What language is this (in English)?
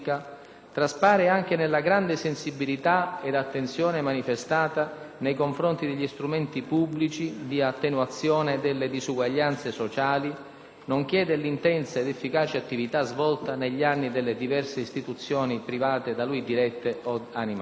Italian